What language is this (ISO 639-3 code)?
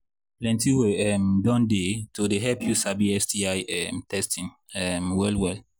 pcm